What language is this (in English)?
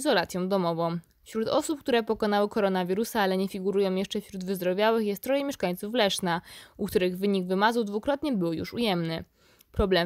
Polish